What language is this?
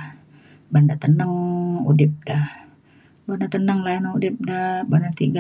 Mainstream Kenyah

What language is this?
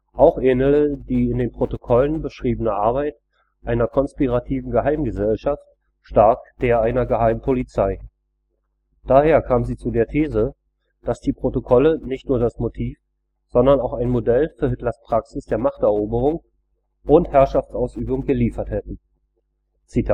German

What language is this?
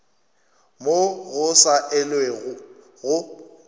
Northern Sotho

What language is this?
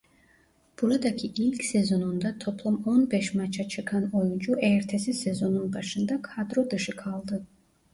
Turkish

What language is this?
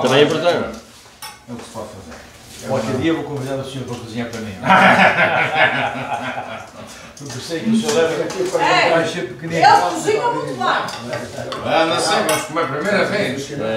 Portuguese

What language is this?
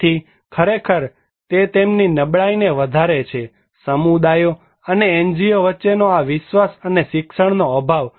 Gujarati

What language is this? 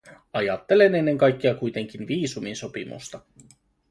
Finnish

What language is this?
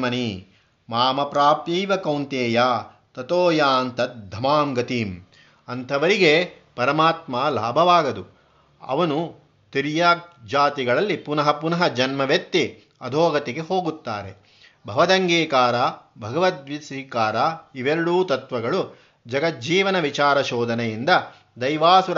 Kannada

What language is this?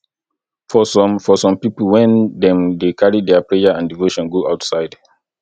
Nigerian Pidgin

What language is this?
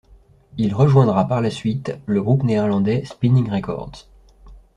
French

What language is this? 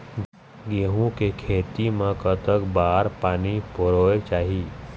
Chhattisgarhi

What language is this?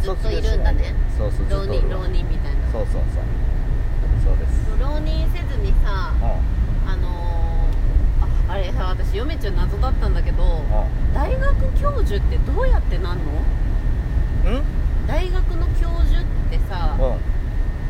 Japanese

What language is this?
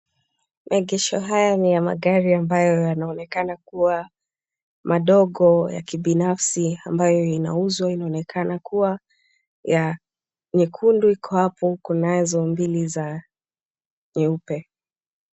Swahili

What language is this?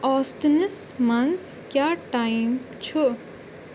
Kashmiri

